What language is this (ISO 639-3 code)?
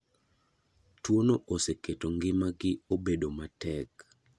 luo